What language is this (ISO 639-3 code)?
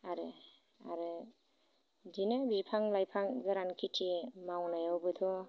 brx